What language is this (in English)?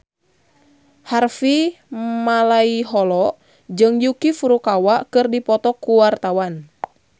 Sundanese